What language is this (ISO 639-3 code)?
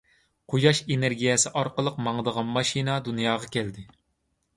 uig